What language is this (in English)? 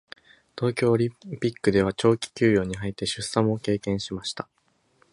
Japanese